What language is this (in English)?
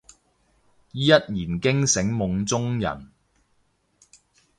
Cantonese